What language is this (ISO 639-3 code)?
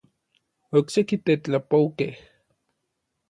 nlv